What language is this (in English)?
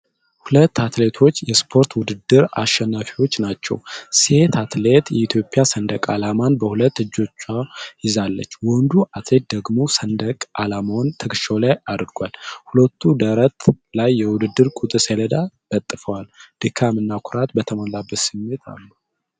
Amharic